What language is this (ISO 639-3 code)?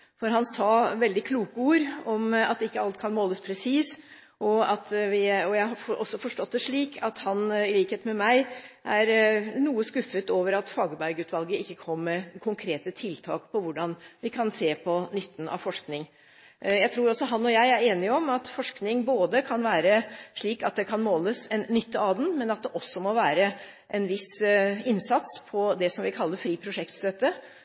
nob